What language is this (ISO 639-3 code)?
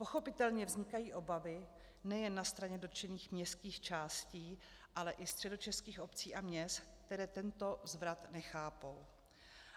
ces